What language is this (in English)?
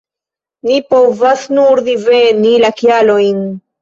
Esperanto